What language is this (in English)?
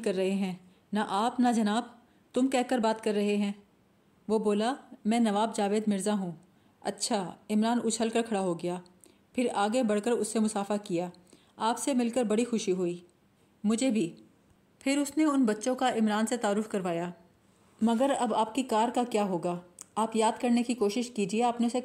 Urdu